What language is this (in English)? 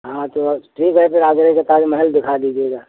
Hindi